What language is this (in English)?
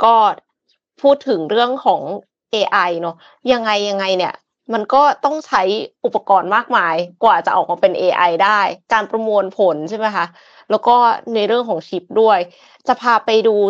Thai